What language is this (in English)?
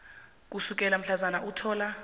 South Ndebele